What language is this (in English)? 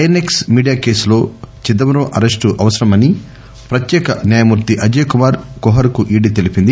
Telugu